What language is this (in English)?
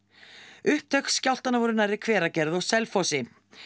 Icelandic